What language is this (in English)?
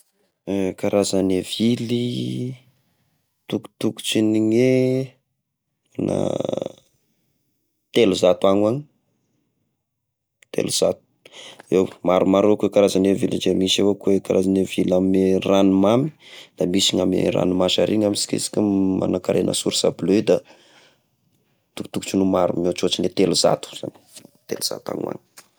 Tesaka Malagasy